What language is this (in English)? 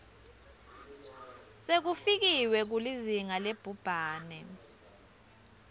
Swati